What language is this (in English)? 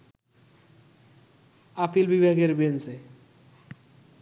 Bangla